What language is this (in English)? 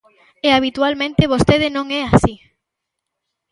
Galician